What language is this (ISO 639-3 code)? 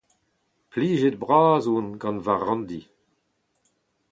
bre